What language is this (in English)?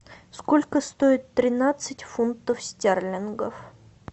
Russian